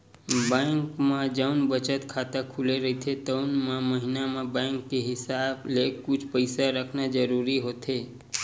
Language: Chhattisgarhi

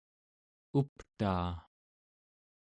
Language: Central Yupik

